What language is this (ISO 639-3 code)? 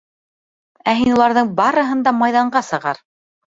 bak